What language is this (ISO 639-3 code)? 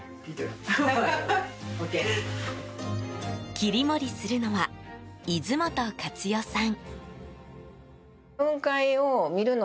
jpn